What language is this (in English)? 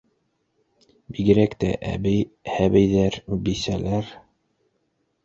Bashkir